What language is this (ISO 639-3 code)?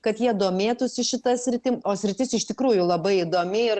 lit